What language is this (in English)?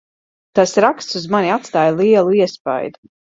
Latvian